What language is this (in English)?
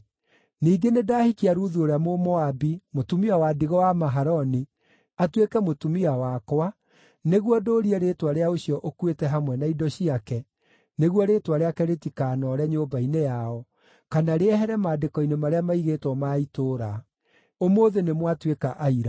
Kikuyu